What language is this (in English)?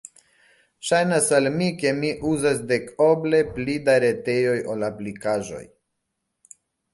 Esperanto